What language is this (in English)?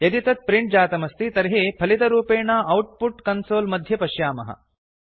Sanskrit